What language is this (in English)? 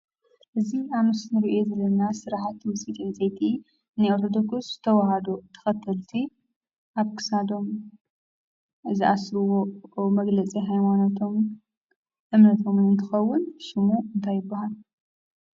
Tigrinya